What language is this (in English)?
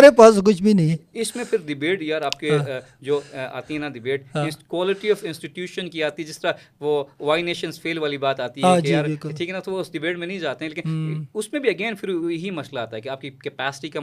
Urdu